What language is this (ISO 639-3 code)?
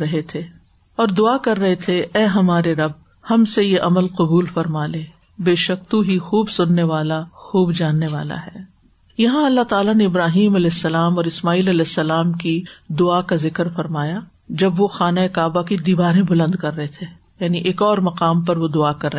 urd